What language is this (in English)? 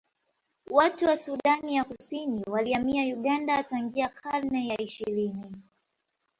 Swahili